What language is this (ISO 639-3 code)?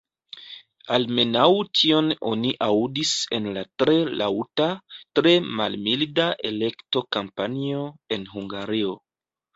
epo